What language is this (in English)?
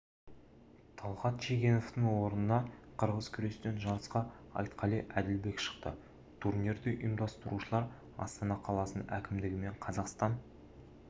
Kazakh